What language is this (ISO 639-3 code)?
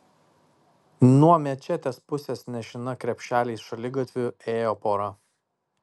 lit